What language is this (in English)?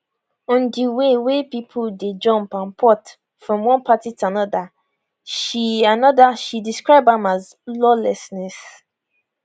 Nigerian Pidgin